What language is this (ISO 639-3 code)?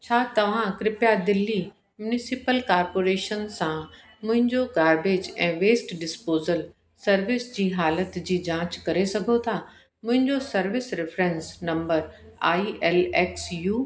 snd